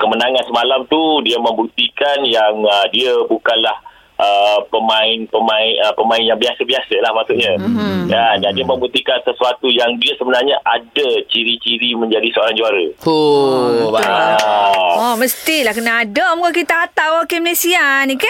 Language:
Malay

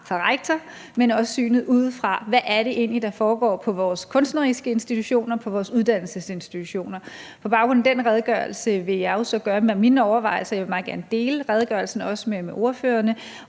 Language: Danish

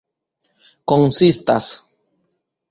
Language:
Esperanto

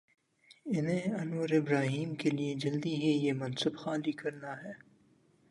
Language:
Urdu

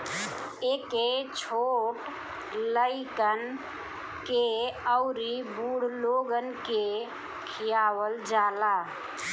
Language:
Bhojpuri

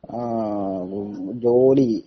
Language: Malayalam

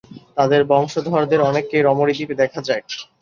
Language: Bangla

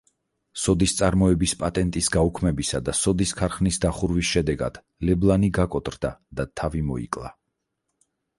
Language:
Georgian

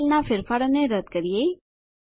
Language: Gujarati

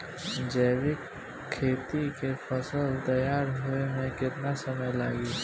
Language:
Bhojpuri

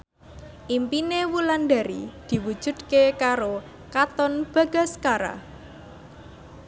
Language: Javanese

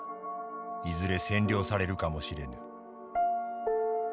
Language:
Japanese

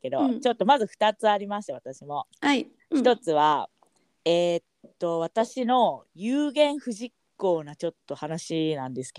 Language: Japanese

